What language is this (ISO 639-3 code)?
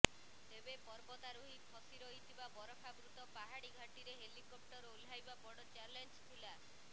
ori